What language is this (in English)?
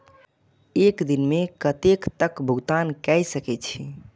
Maithili